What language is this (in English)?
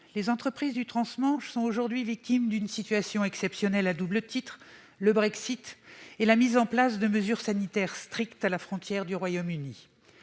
French